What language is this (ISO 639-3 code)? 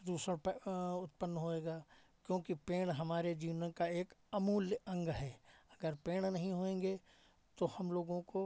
hin